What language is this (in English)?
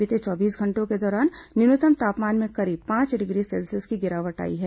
Hindi